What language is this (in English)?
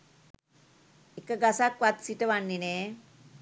Sinhala